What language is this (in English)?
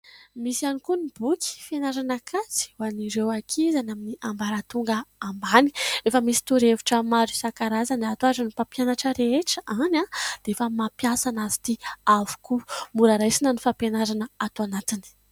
Malagasy